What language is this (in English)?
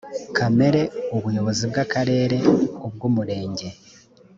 Kinyarwanda